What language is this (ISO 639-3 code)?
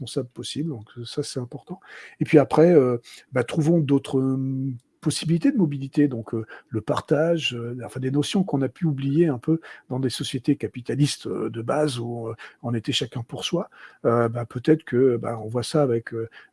fra